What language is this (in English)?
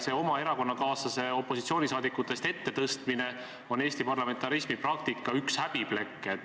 Estonian